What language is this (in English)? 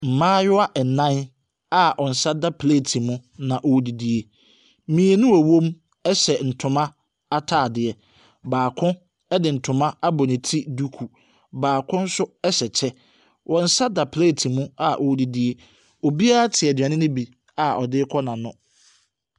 Akan